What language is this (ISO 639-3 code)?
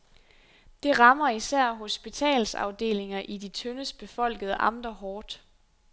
dan